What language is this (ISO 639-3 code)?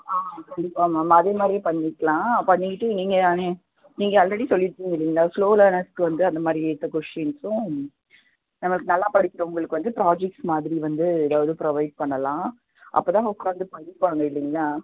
tam